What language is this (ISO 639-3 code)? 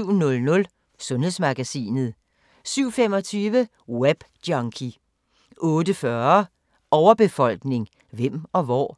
dan